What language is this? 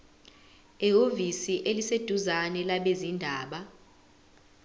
Zulu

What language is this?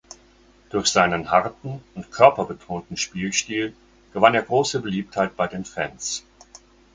German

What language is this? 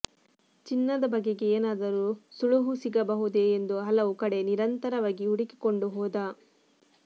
Kannada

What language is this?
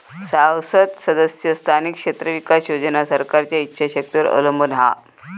Marathi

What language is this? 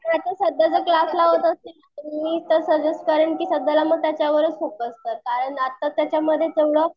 Marathi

